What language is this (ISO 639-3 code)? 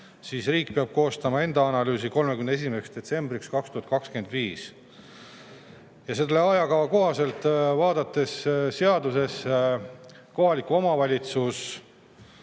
est